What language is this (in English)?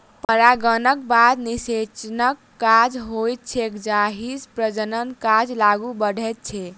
Maithili